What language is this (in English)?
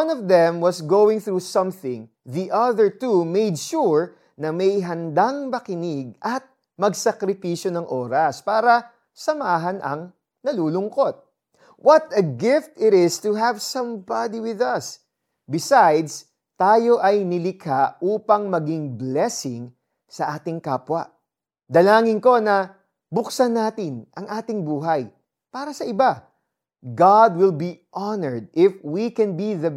Filipino